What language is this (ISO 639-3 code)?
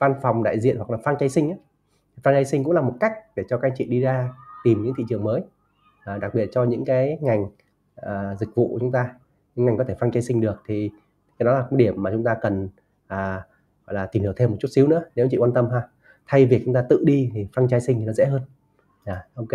vie